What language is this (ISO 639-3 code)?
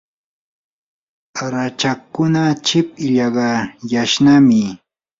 qur